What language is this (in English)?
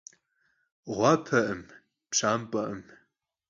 Kabardian